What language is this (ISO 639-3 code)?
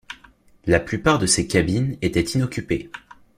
fra